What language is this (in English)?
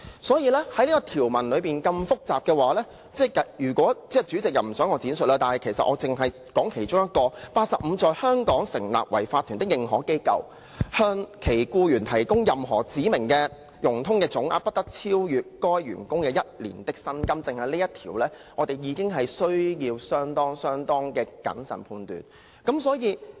Cantonese